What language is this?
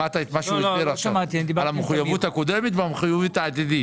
Hebrew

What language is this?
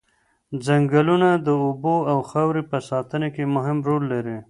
Pashto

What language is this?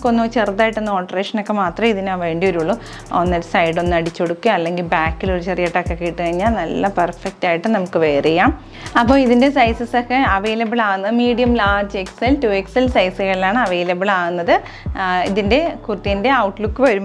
Thai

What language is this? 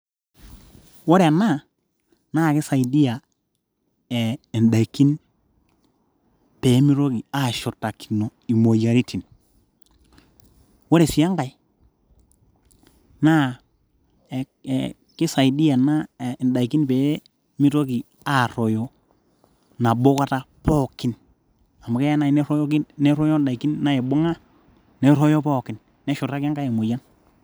Masai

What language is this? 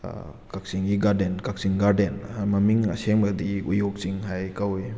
Manipuri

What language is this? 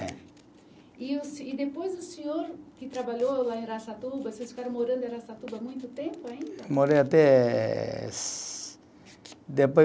Portuguese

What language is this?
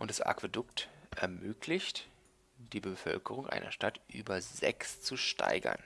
German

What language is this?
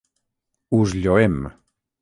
Catalan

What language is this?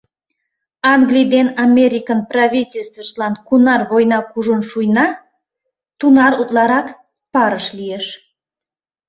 Mari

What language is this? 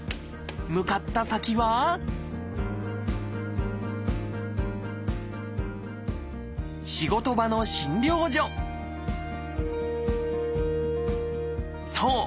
Japanese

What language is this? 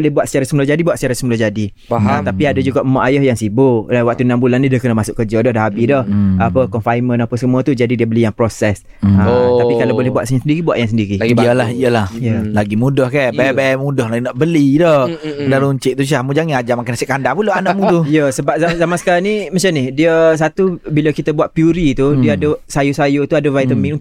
Malay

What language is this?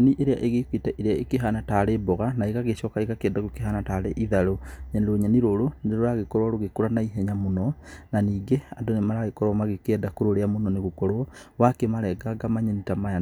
Kikuyu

